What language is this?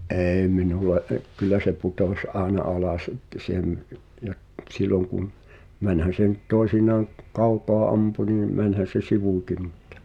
Finnish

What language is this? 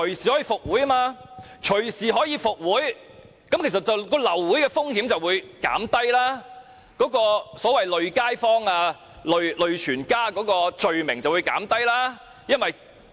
Cantonese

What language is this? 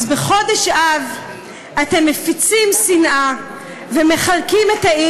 Hebrew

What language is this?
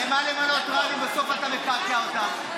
Hebrew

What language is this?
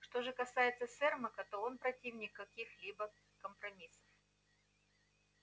Russian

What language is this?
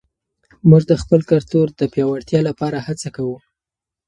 Pashto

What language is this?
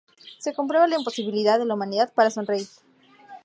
Spanish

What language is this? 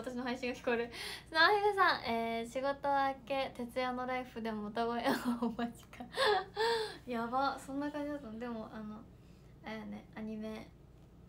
Japanese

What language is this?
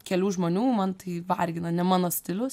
Lithuanian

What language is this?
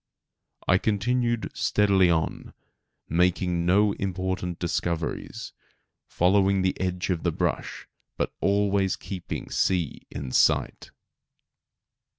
English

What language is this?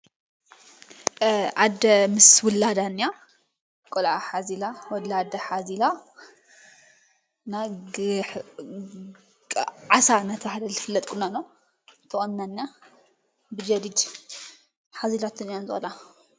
Tigrinya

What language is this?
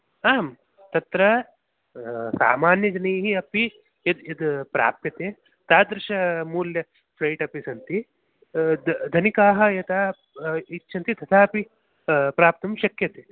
Sanskrit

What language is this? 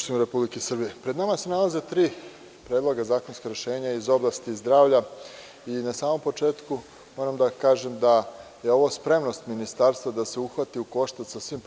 Serbian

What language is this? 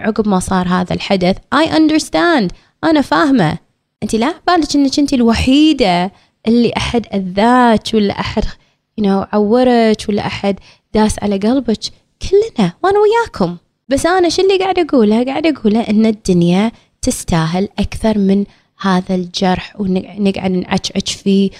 Arabic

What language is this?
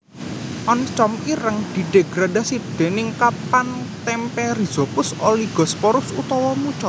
Javanese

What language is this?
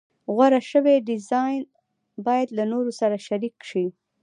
Pashto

